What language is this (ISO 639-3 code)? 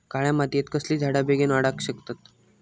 mar